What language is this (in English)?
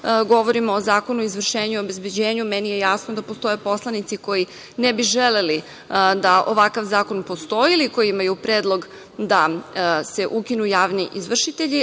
Serbian